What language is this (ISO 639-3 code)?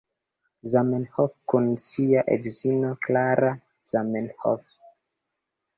epo